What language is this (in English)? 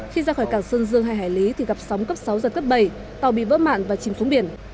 Vietnamese